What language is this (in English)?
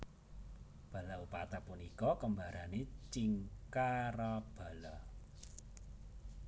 Javanese